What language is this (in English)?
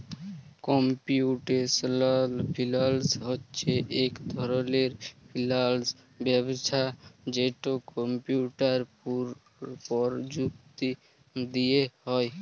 Bangla